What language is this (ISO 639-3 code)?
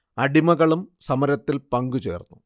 mal